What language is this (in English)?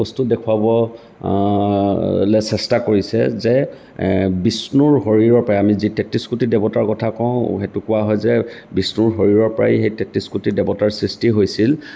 Assamese